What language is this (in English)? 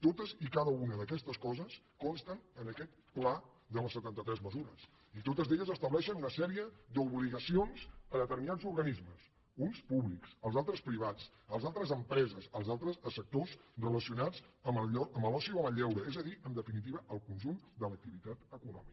Catalan